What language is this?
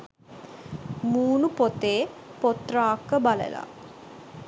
Sinhala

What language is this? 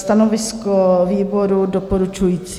Czech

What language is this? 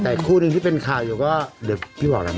Thai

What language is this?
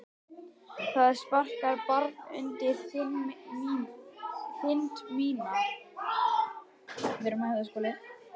Icelandic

